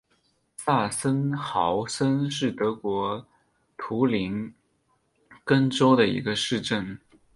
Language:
Chinese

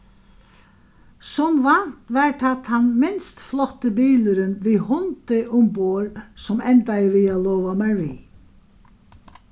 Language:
Faroese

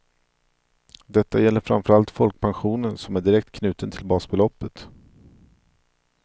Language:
Swedish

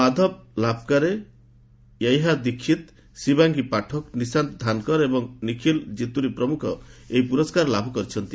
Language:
Odia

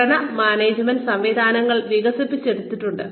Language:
Malayalam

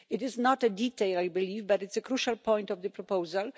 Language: English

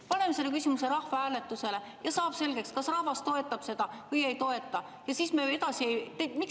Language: Estonian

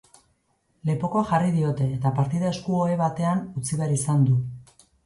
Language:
Basque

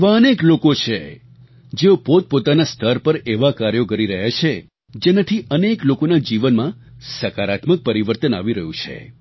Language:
Gujarati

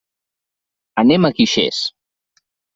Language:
Catalan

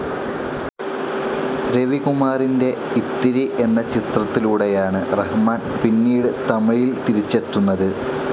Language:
Malayalam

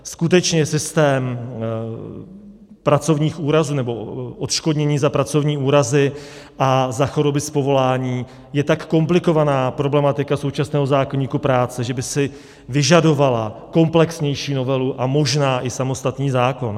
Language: Czech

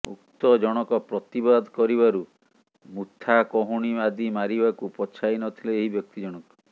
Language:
Odia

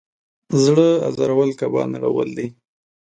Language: Pashto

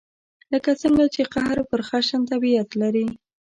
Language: Pashto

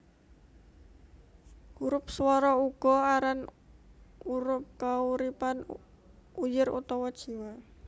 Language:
Javanese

